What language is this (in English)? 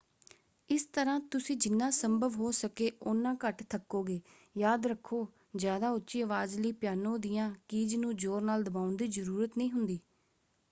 Punjabi